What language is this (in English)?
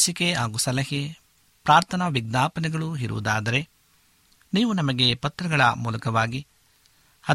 Kannada